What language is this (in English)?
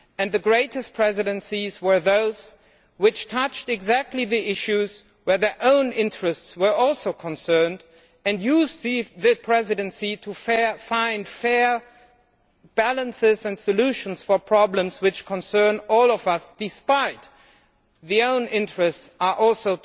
English